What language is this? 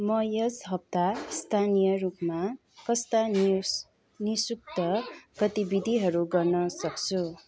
Nepali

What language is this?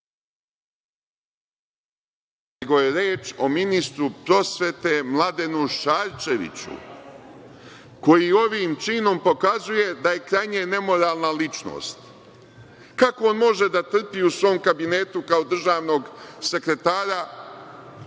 Serbian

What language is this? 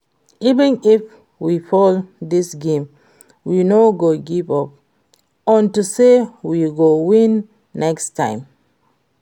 Nigerian Pidgin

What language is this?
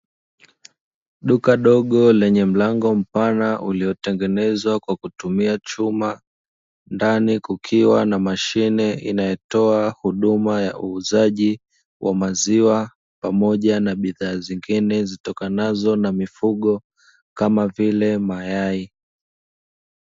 Swahili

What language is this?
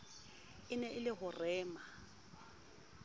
Southern Sotho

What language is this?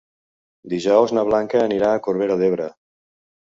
Catalan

